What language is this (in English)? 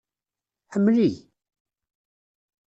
Kabyle